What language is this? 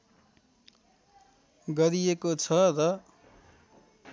Nepali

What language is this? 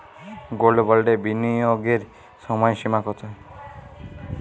Bangla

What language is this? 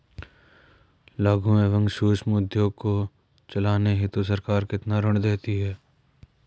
Hindi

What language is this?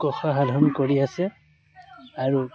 Assamese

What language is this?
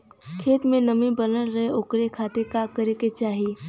Bhojpuri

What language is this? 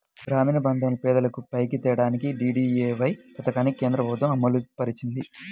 Telugu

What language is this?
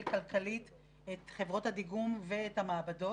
Hebrew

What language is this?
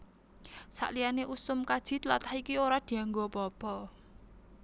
Javanese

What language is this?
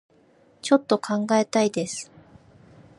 Japanese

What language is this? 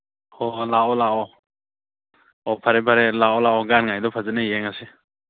Manipuri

